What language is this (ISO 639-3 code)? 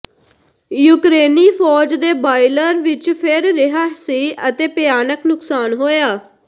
pan